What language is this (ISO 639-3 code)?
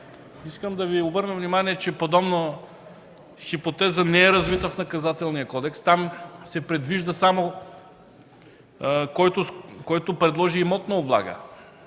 bul